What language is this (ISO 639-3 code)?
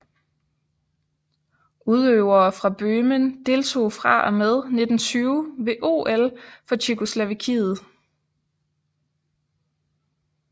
dan